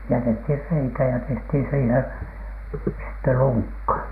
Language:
Finnish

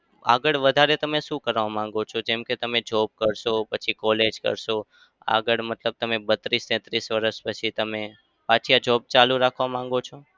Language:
Gujarati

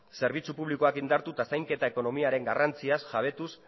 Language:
Basque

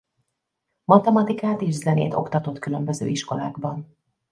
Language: Hungarian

